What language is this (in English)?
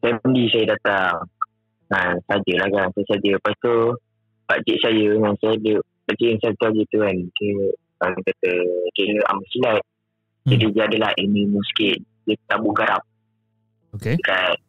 Malay